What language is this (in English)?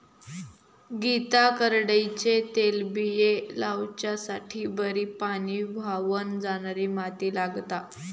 Marathi